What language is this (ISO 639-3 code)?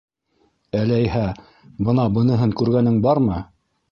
bak